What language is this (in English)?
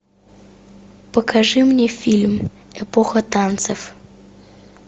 Russian